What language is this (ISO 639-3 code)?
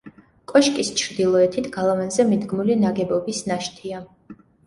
kat